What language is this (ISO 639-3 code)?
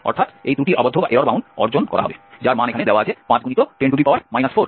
ben